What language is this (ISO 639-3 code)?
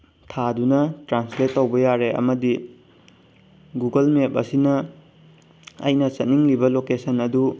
mni